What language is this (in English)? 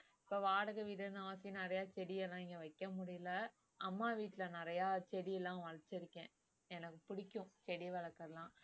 Tamil